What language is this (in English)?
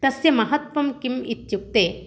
Sanskrit